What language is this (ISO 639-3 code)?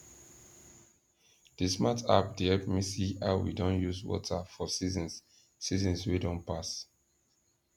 pcm